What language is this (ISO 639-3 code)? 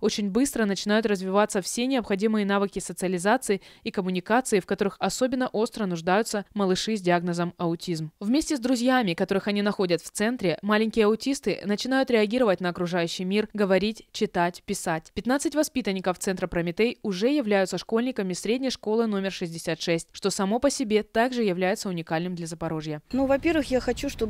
rus